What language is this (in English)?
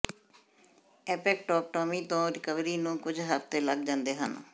Punjabi